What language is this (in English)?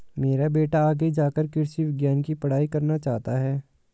Hindi